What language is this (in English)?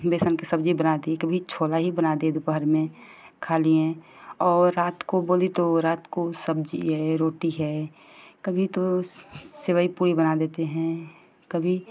Hindi